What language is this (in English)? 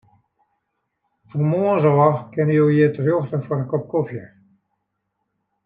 Western Frisian